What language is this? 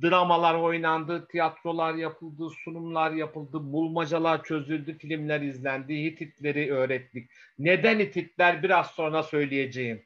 Turkish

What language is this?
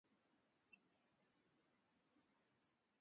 Swahili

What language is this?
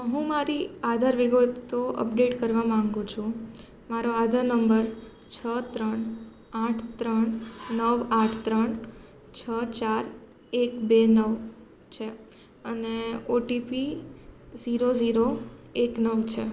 Gujarati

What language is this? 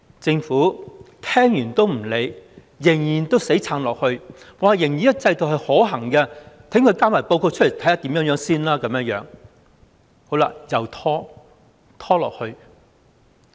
Cantonese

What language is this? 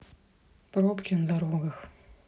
Russian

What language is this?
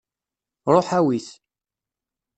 Kabyle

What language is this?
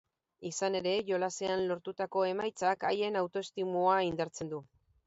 Basque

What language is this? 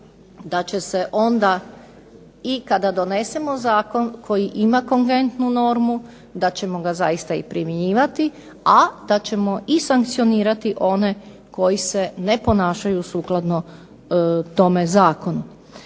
Croatian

